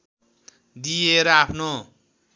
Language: Nepali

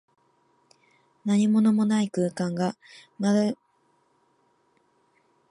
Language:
Japanese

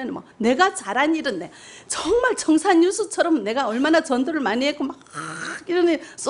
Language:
Korean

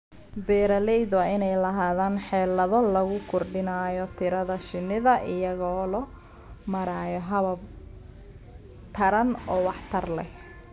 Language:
Somali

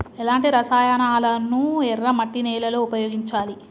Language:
Telugu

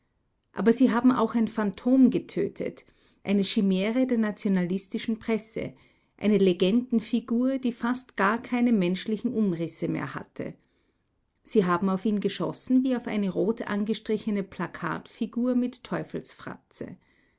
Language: German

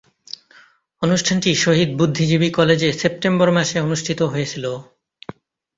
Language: Bangla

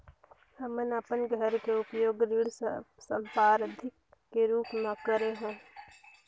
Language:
Chhattisgarhi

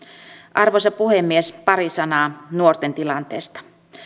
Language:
Finnish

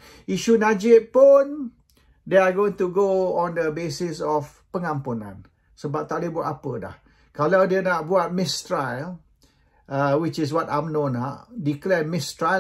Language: Malay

